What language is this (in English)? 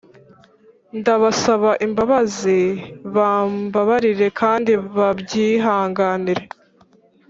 Kinyarwanda